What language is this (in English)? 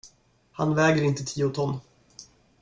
Swedish